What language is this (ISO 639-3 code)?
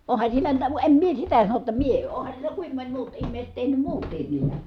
fin